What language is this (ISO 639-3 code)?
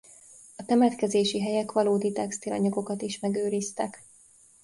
hun